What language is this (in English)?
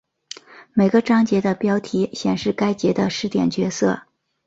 Chinese